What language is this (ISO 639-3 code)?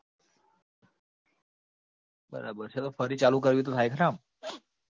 guj